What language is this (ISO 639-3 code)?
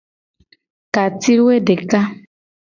gej